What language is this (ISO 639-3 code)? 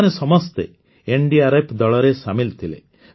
ori